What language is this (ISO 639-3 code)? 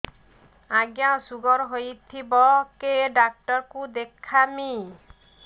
ori